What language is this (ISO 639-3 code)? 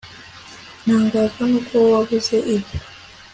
kin